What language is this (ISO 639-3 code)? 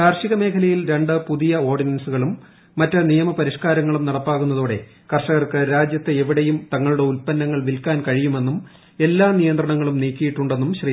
mal